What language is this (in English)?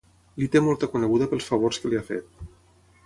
Catalan